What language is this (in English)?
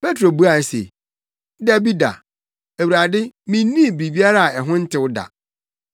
Akan